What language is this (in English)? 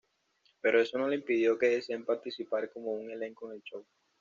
Spanish